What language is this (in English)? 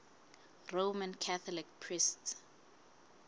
Southern Sotho